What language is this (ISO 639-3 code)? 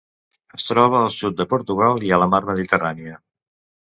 cat